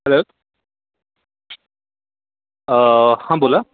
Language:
Marathi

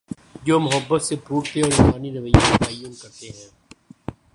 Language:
Urdu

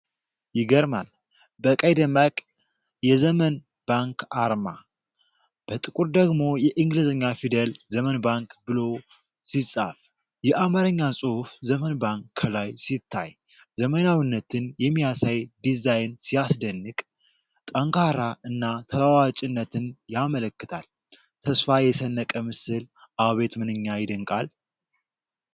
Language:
Amharic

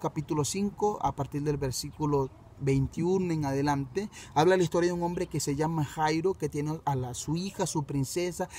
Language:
Spanish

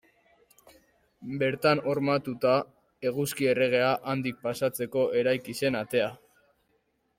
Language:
Basque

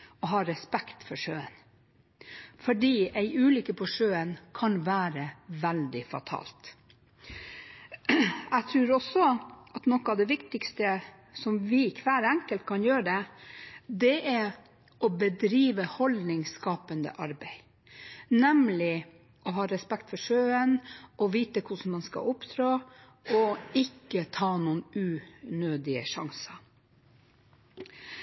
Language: Norwegian Bokmål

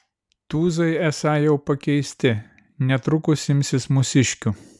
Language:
Lithuanian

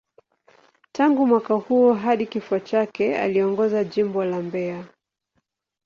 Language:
Swahili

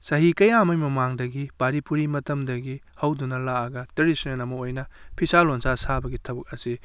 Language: Manipuri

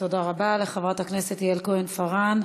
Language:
Hebrew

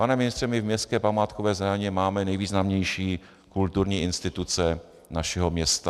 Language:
Czech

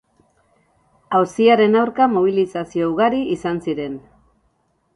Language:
Basque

